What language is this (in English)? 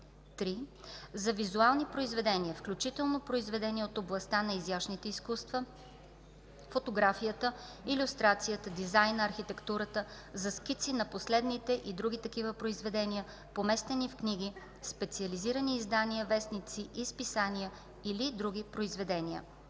Bulgarian